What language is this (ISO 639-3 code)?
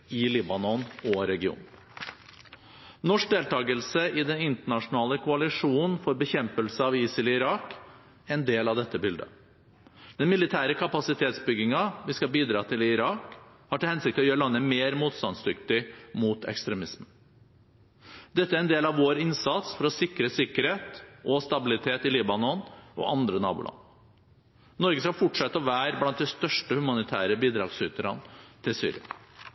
nob